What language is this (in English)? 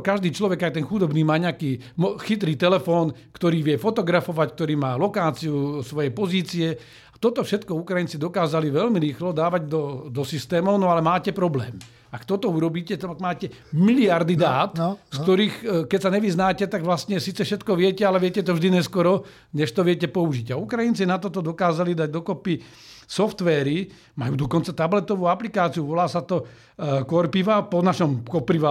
Slovak